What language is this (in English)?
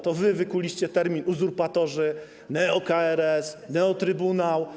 Polish